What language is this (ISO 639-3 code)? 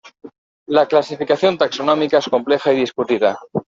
spa